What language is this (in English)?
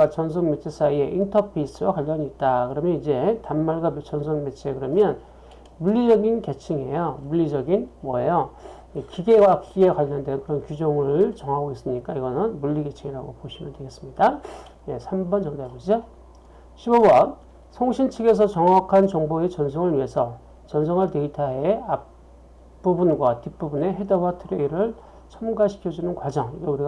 Korean